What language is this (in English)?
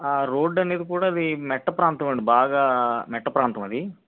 Telugu